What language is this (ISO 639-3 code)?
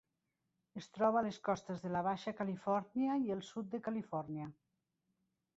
cat